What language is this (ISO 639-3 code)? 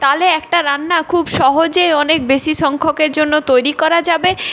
ben